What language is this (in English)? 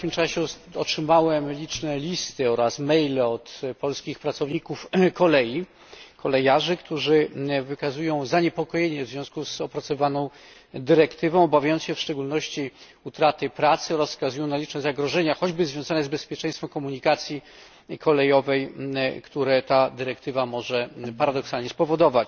Polish